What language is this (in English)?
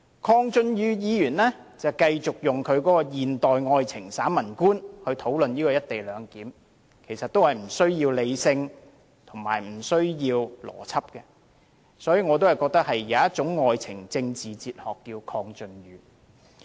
Cantonese